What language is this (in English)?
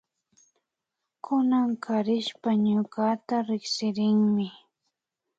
Imbabura Highland Quichua